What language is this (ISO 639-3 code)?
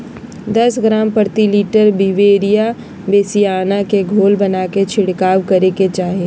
mag